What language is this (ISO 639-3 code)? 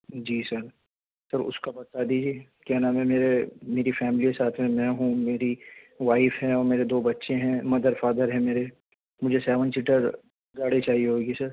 urd